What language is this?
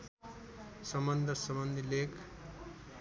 Nepali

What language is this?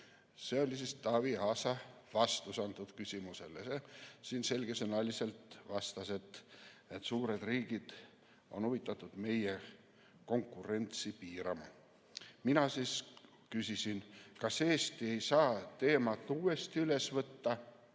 Estonian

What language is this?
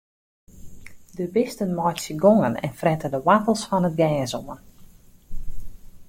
Western Frisian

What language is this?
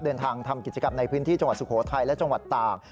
Thai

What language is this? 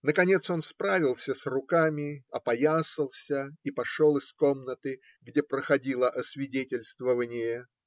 Russian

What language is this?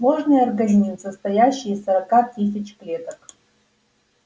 Russian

